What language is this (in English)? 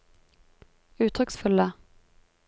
Norwegian